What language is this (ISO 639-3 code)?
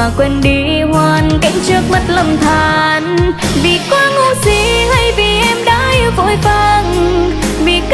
vie